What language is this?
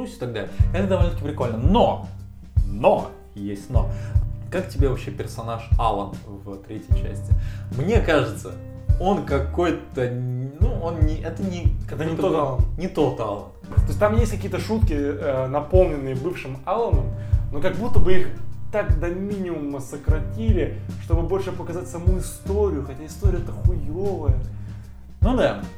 Russian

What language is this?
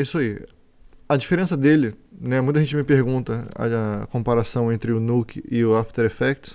Portuguese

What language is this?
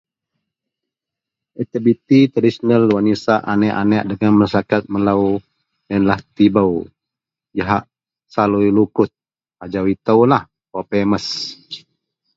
Central Melanau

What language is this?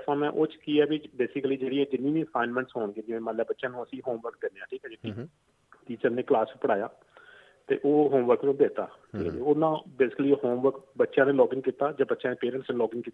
Punjabi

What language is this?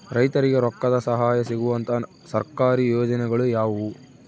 Kannada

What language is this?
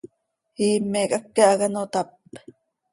Seri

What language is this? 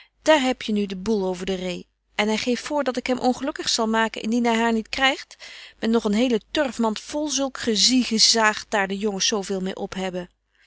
Dutch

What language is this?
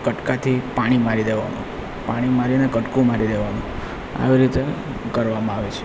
Gujarati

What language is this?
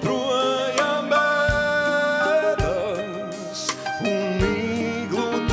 Latvian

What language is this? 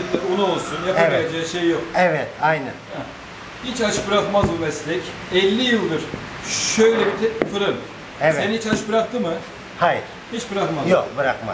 Turkish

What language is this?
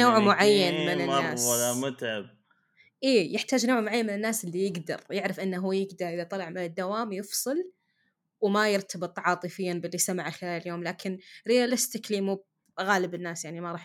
Arabic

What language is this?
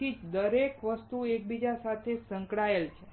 Gujarati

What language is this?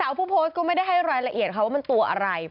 Thai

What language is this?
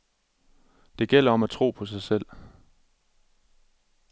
Danish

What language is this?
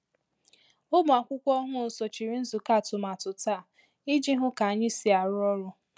Igbo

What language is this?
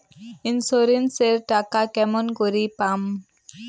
Bangla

